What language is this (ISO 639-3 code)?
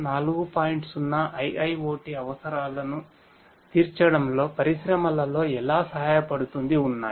tel